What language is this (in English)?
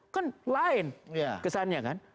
Indonesian